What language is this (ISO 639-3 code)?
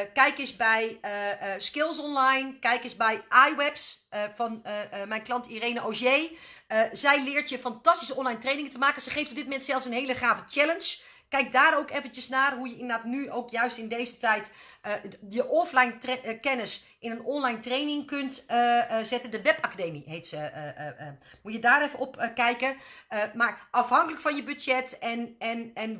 nld